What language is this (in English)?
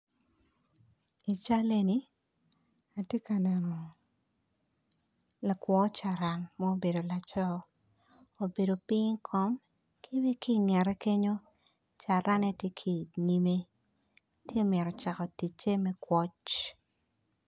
Acoli